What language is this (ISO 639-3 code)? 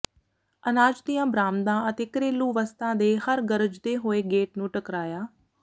pan